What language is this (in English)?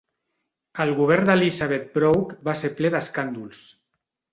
Catalan